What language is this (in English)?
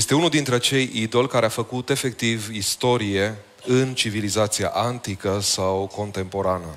Romanian